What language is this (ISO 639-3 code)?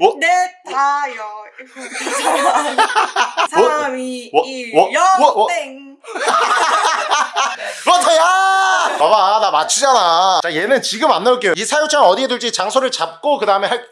kor